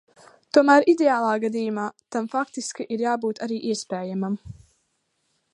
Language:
Latvian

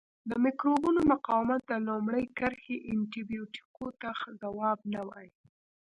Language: Pashto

